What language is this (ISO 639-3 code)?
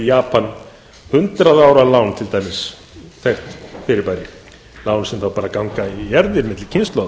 isl